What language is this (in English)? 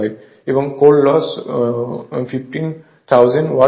Bangla